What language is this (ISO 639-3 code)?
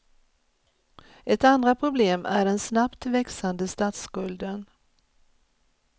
swe